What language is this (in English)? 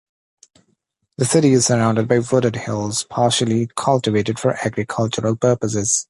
English